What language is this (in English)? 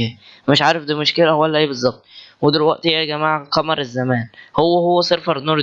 Arabic